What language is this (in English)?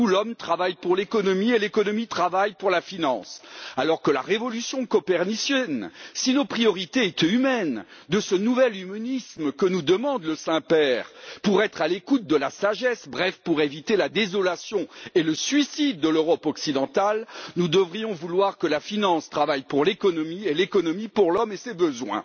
French